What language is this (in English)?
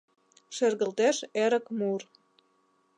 Mari